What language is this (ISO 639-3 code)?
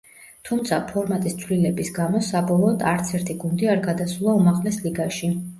kat